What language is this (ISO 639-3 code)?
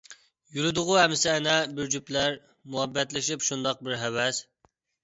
uig